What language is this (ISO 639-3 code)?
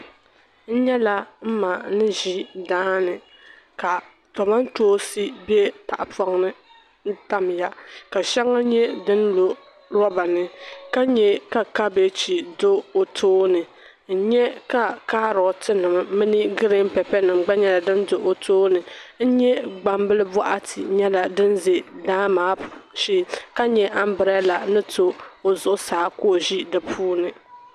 dag